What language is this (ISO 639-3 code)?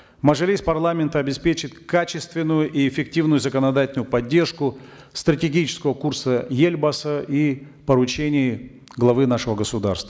kaz